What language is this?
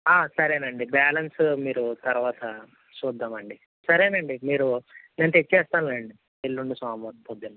Telugu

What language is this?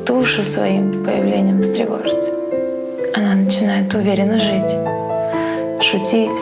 Russian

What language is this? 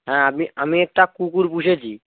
Bangla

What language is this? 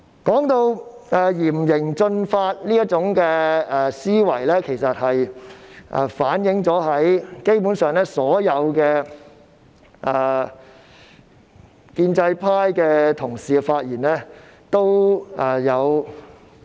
Cantonese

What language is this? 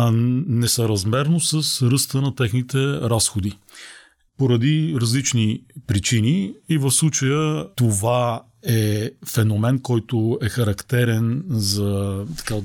Bulgarian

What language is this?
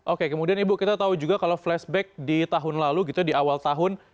Indonesian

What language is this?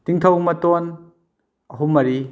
Manipuri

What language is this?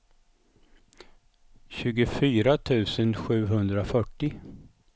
Swedish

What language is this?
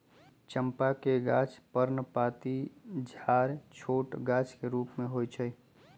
Magahi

